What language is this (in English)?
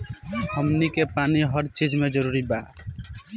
Bhojpuri